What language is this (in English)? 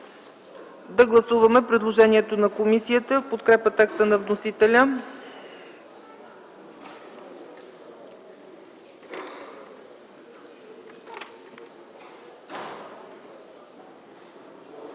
Bulgarian